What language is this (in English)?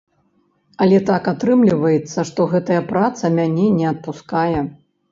Belarusian